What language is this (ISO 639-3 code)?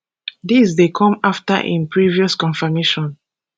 pcm